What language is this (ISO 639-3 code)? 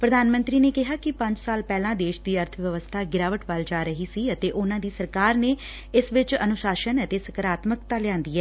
pan